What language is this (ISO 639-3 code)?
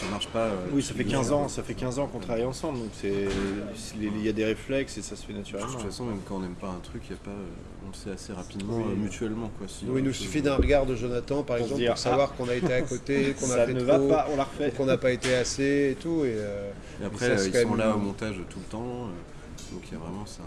fra